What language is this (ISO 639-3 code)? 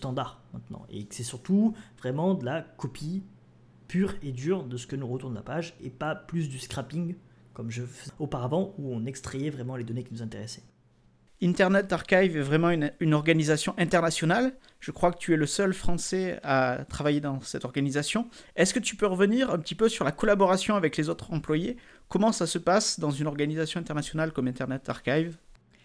fra